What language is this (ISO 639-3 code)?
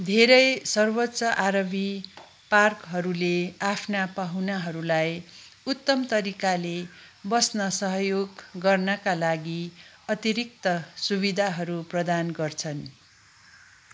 nep